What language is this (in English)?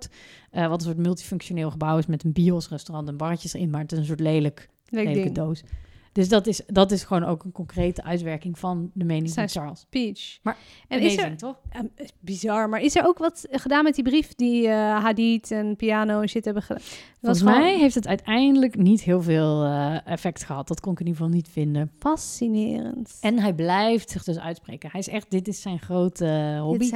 Dutch